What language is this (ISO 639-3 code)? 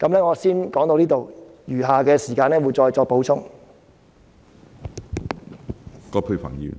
yue